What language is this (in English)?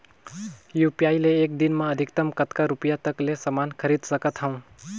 Chhattisgarhi